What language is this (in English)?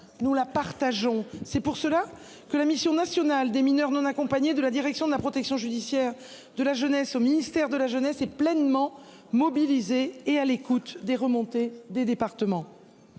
French